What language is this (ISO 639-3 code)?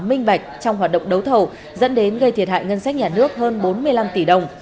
vie